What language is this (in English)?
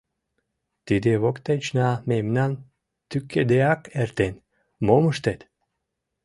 Mari